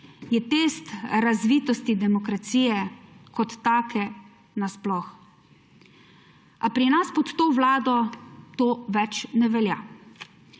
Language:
Slovenian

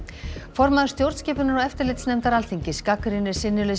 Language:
Icelandic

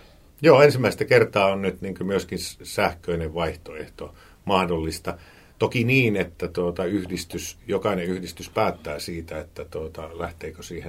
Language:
Finnish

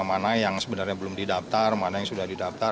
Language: Indonesian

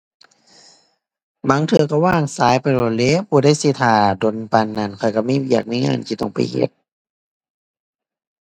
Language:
Thai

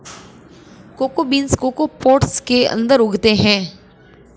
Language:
Hindi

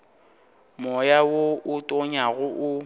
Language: Northern Sotho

